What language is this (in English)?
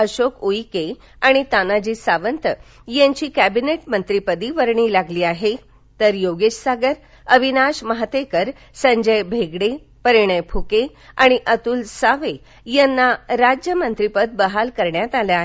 Marathi